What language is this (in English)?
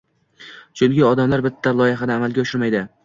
Uzbek